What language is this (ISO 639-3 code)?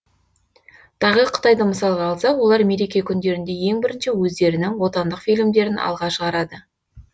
kaz